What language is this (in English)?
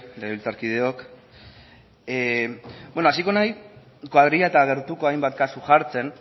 Basque